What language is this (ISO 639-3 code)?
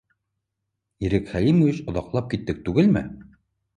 bak